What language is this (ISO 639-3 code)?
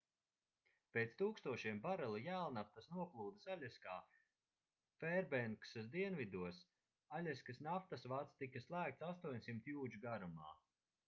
lav